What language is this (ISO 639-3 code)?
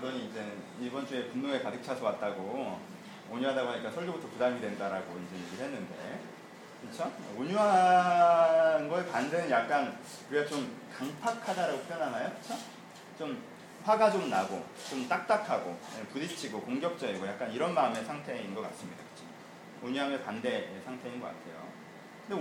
kor